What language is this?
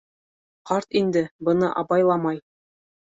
Bashkir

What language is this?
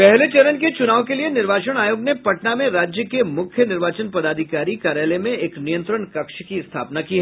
Hindi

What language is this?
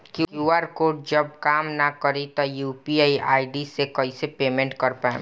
Bhojpuri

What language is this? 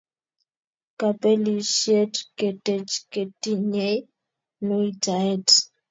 Kalenjin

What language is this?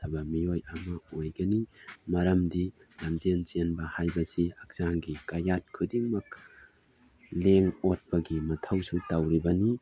Manipuri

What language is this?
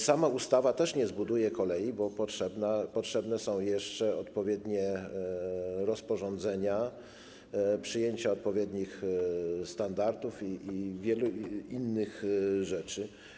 Polish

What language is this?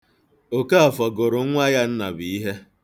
Igbo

